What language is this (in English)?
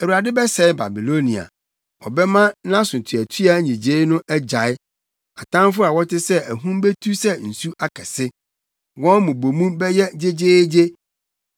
Akan